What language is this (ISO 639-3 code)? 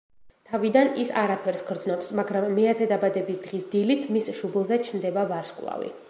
kat